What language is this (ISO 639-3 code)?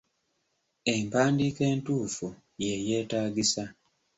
lug